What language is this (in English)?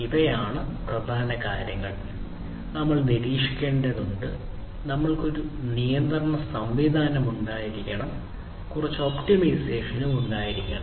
Malayalam